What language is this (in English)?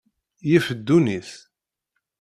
Kabyle